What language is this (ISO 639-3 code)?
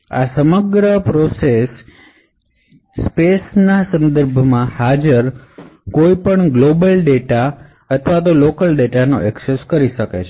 guj